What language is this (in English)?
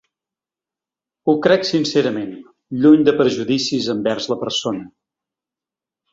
Catalan